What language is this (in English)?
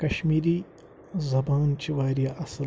Kashmiri